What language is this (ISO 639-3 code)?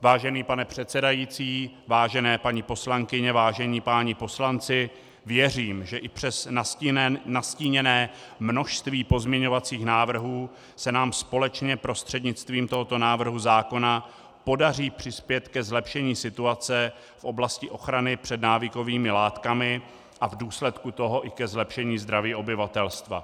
ces